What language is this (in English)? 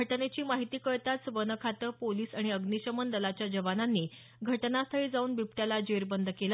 Marathi